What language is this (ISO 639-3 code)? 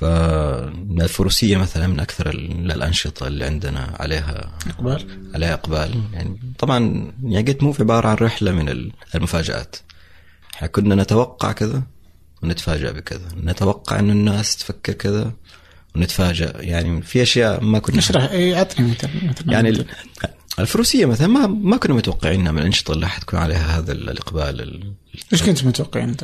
ara